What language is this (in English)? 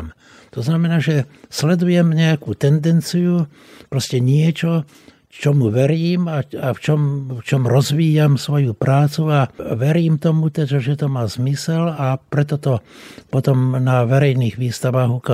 Slovak